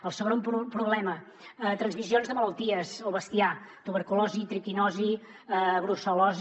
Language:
Catalan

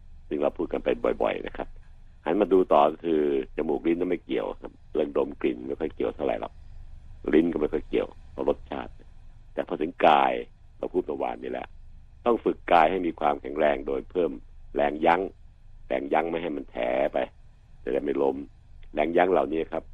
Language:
Thai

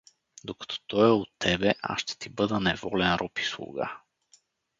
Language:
Bulgarian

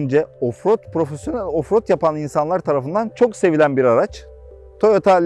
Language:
Turkish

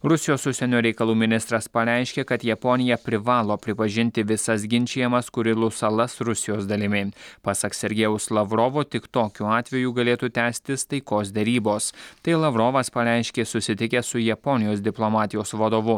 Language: Lithuanian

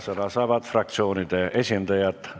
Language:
Estonian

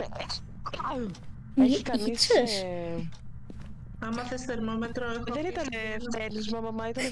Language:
Greek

